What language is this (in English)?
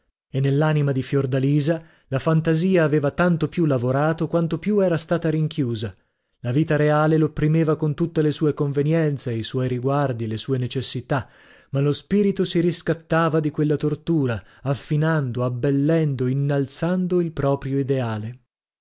Italian